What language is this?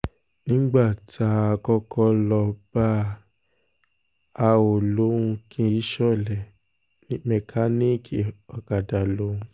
Yoruba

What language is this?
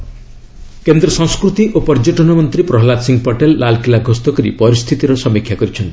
Odia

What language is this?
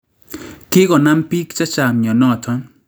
Kalenjin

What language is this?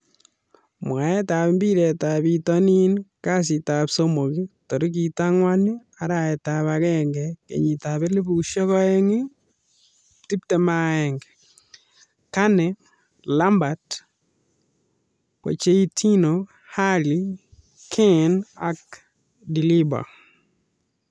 Kalenjin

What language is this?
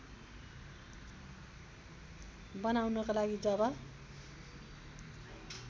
Nepali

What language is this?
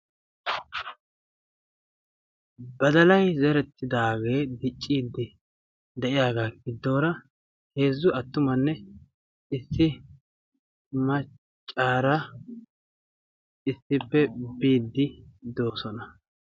Wolaytta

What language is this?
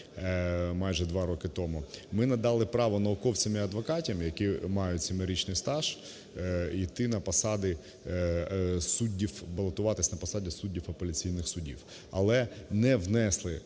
Ukrainian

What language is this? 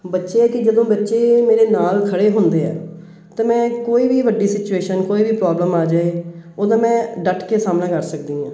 Punjabi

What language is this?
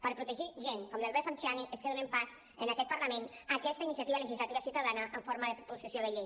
Catalan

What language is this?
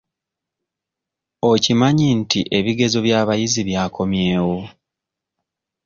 Ganda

